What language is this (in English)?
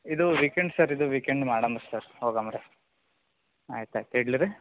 Kannada